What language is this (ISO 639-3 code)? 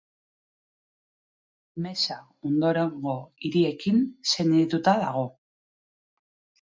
eus